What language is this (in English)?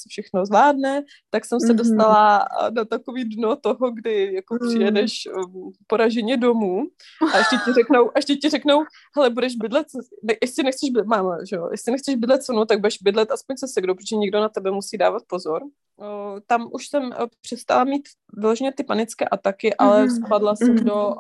Czech